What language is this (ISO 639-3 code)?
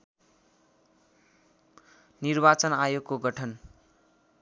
nep